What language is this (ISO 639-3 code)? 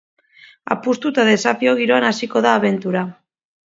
eus